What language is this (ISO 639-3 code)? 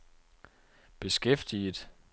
dan